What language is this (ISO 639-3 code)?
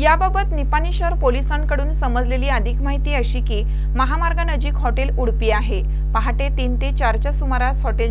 mar